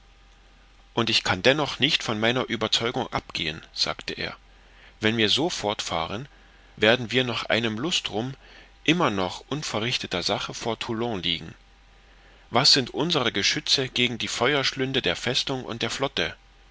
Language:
German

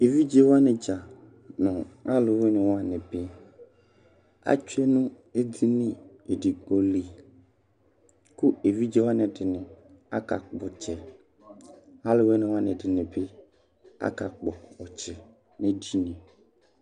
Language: Ikposo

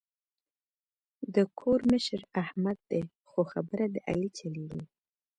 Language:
Pashto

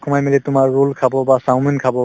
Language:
Assamese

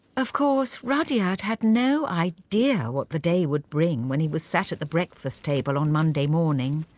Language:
English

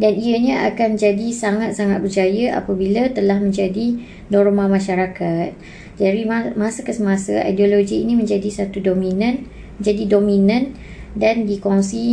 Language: Malay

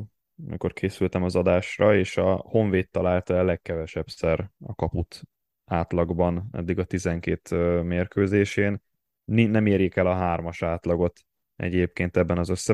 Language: Hungarian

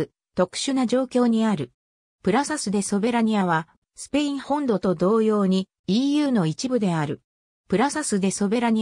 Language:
Japanese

